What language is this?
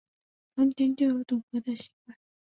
Chinese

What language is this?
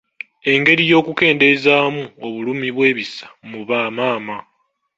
Ganda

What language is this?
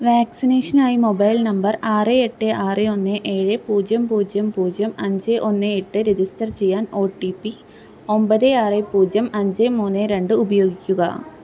Malayalam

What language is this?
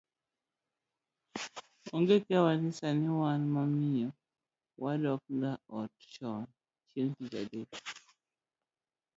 Luo (Kenya and Tanzania)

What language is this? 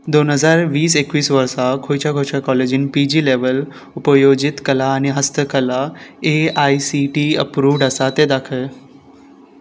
Konkani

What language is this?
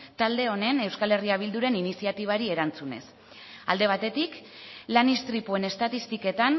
Basque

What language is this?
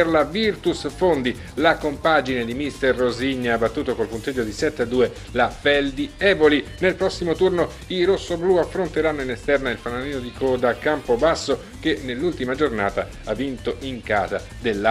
Italian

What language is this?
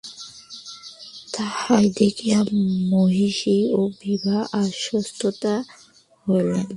Bangla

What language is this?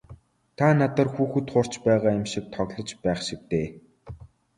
Mongolian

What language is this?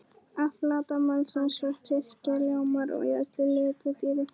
Icelandic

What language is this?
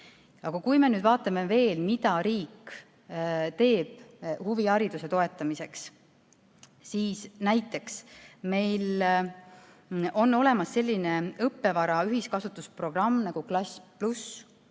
Estonian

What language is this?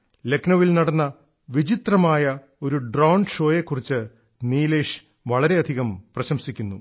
Malayalam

